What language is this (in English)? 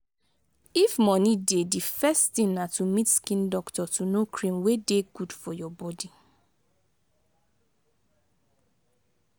Nigerian Pidgin